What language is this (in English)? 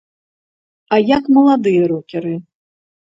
Belarusian